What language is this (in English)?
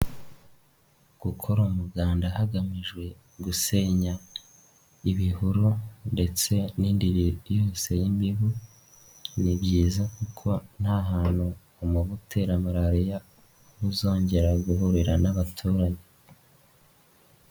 Kinyarwanda